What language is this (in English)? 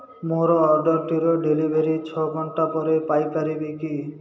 Odia